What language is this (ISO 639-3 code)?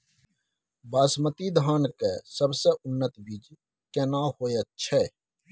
mai